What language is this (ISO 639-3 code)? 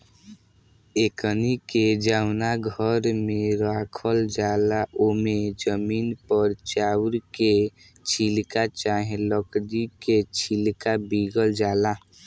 bho